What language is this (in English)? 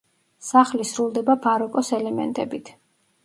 Georgian